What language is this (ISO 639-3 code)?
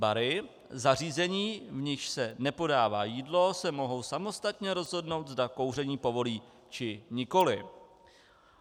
ces